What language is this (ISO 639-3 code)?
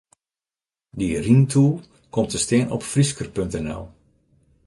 fry